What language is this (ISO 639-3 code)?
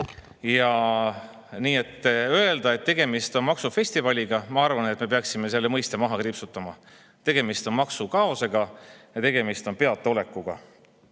est